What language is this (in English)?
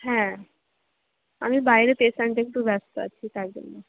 Bangla